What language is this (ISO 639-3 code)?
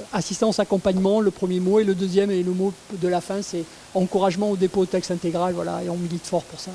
fra